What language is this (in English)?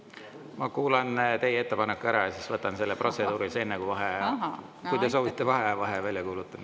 Estonian